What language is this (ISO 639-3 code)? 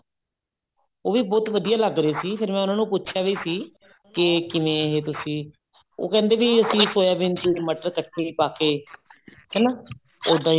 pan